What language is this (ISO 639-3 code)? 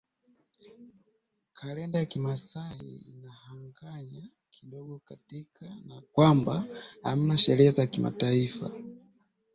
swa